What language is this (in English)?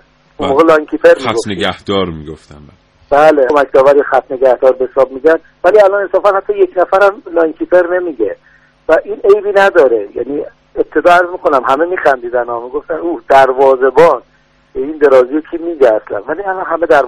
Persian